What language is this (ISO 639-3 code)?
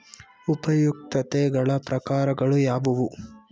kan